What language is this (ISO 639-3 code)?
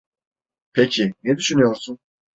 tur